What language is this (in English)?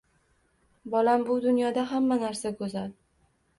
Uzbek